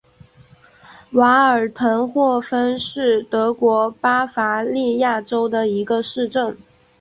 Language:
Chinese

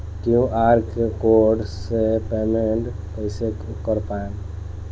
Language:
Bhojpuri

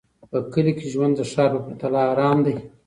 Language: Pashto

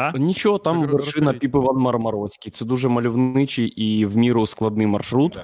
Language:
Ukrainian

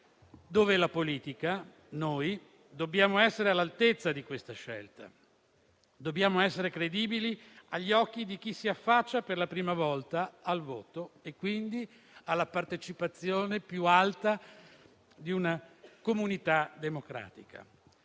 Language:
Italian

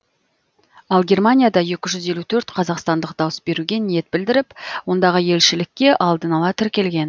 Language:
Kazakh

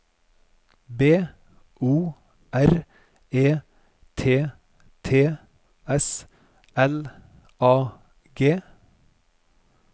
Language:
Norwegian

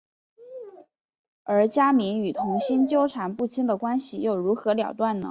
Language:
Chinese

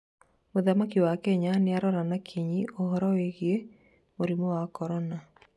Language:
Kikuyu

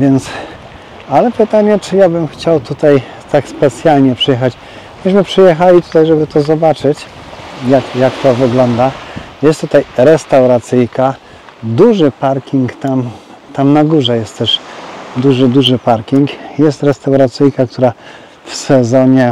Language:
Polish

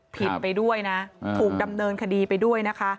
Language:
Thai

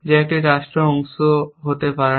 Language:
Bangla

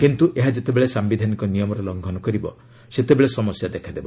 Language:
Odia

